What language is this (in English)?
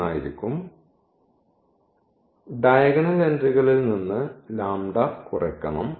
Malayalam